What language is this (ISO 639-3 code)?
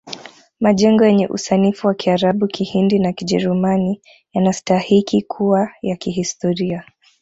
swa